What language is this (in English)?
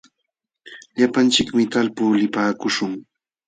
Jauja Wanca Quechua